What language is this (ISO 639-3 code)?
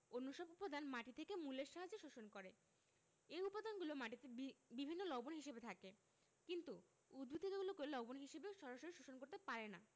ben